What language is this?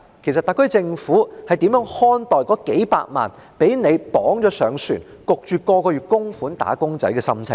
Cantonese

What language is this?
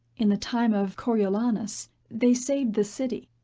English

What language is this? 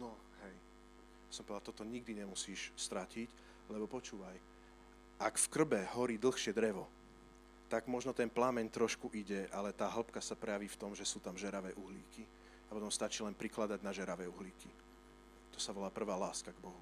Slovak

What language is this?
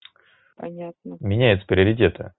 Russian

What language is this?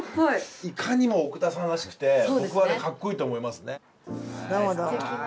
Japanese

